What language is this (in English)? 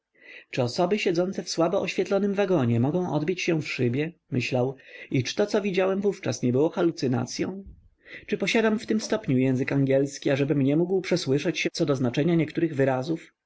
Polish